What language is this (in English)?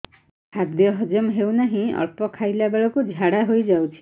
Odia